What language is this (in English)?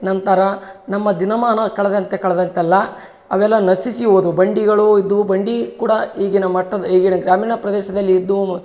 Kannada